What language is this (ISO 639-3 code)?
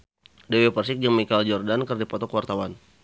sun